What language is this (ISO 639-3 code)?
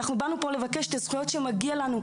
heb